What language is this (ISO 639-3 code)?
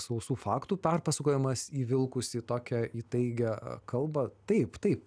lit